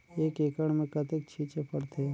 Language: Chhattisgarhi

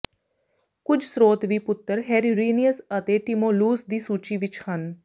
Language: Punjabi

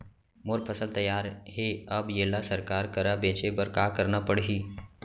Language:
Chhattisgarhi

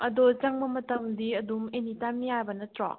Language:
Manipuri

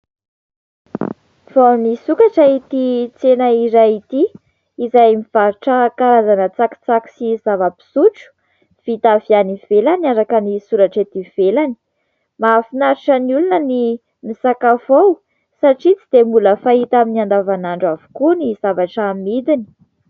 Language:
Malagasy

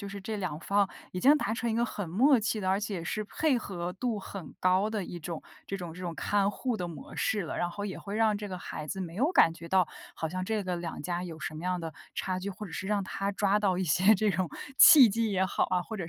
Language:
Chinese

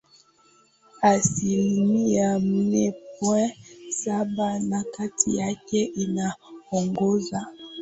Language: Swahili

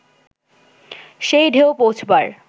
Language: Bangla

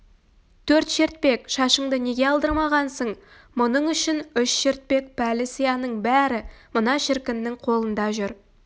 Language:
Kazakh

